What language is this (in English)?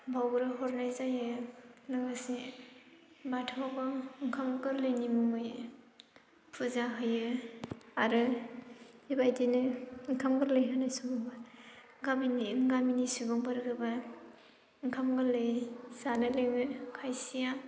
Bodo